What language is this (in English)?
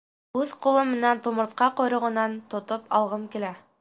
Bashkir